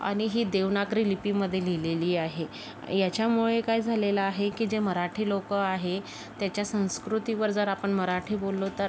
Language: Marathi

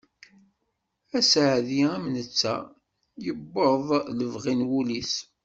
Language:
Kabyle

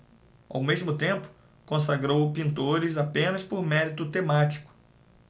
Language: Portuguese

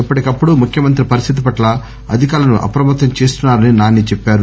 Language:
Telugu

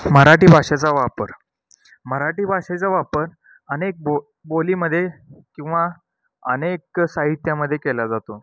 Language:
Marathi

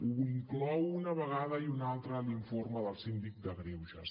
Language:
Catalan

